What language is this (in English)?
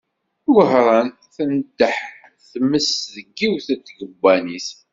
Kabyle